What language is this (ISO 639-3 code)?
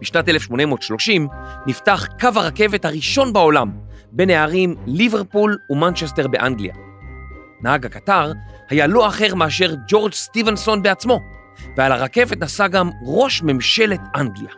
heb